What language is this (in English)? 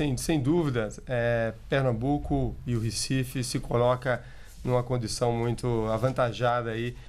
Portuguese